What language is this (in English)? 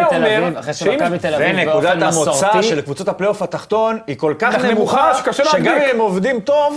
Hebrew